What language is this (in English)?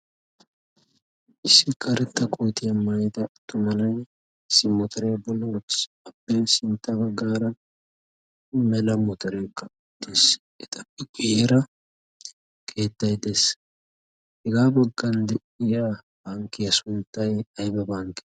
Wolaytta